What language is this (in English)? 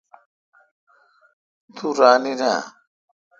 Kalkoti